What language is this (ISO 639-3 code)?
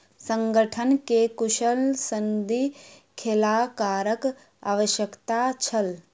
mai